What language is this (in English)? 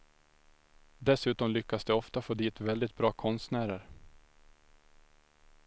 Swedish